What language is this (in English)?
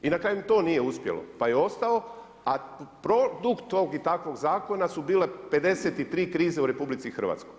Croatian